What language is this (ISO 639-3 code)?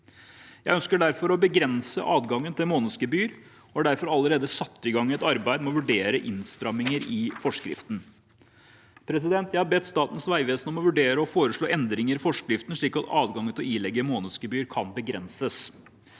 nor